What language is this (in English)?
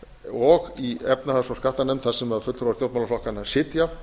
Icelandic